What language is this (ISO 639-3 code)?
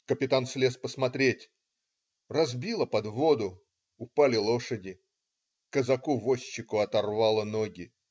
rus